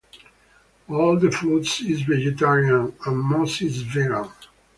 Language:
English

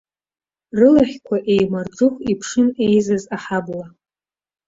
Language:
Abkhazian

